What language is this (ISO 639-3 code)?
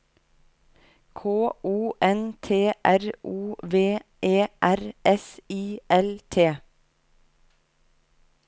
nor